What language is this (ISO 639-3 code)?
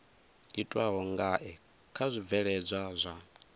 ven